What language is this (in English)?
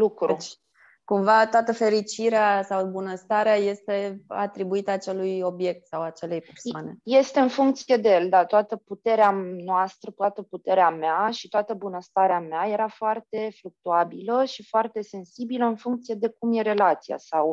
Romanian